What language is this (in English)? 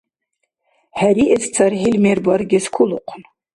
Dargwa